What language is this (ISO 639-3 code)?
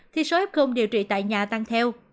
vie